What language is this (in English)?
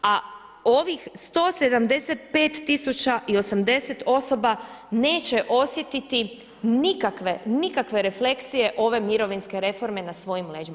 Croatian